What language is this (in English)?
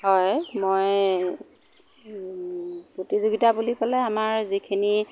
Assamese